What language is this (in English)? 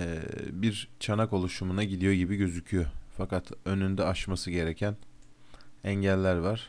Turkish